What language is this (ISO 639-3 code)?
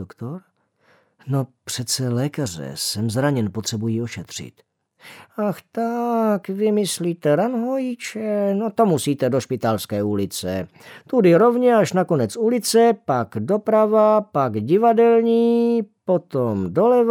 ces